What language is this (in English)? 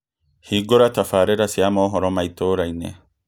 Kikuyu